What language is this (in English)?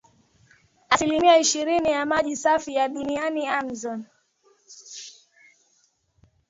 Swahili